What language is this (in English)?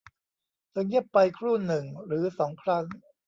Thai